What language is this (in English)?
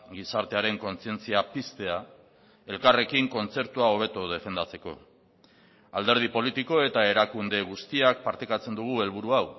Basque